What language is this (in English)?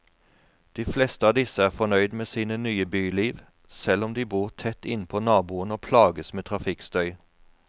Norwegian